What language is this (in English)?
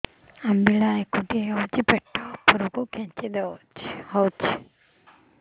Odia